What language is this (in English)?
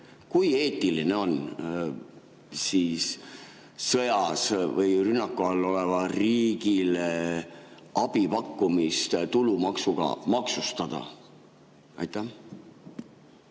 Estonian